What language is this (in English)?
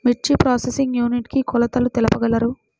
Telugu